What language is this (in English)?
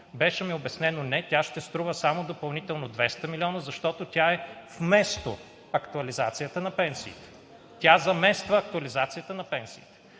Bulgarian